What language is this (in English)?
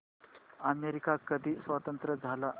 Marathi